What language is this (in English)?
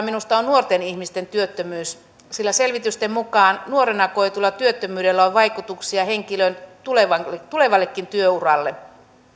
Finnish